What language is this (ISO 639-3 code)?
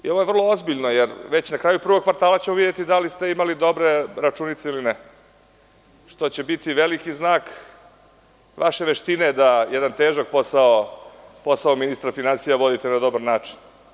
srp